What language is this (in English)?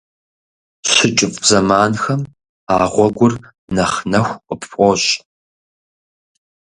Kabardian